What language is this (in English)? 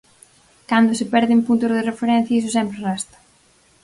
Galician